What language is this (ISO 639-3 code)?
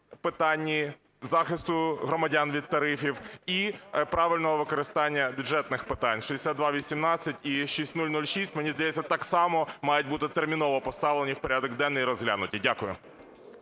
ukr